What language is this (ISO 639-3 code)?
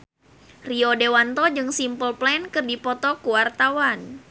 sun